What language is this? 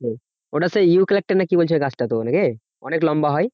Bangla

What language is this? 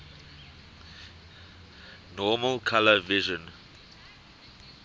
English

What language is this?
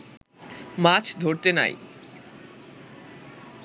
Bangla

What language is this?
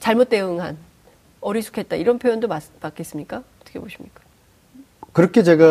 Korean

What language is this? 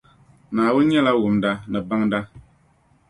Dagbani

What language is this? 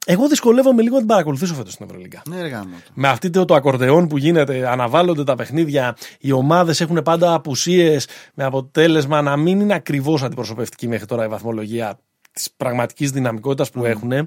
Greek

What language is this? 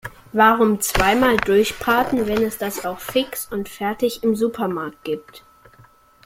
German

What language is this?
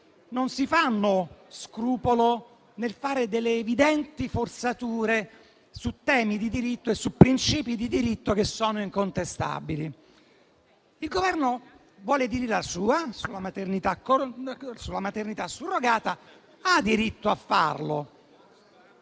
Italian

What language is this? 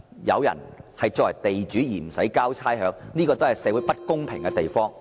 Cantonese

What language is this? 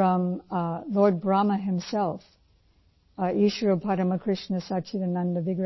Punjabi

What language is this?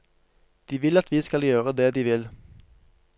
Norwegian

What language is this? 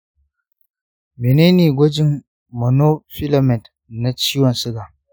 Hausa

